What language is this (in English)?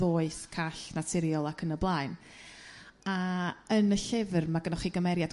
Welsh